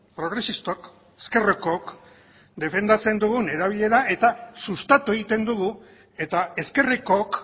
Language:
Basque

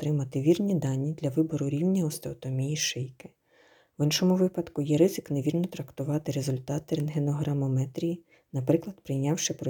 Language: Ukrainian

